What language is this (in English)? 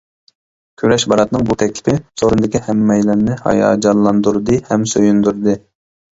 Uyghur